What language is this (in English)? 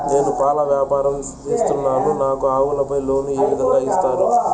Telugu